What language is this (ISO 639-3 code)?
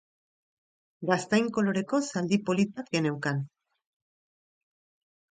eus